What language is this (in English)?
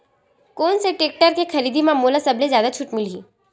Chhattisgarhi